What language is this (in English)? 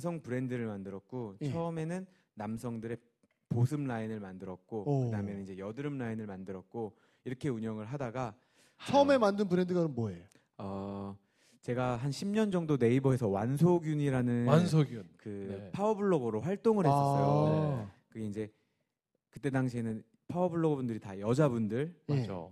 Korean